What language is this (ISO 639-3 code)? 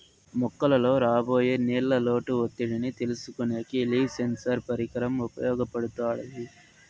tel